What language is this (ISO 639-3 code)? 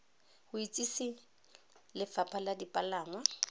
tsn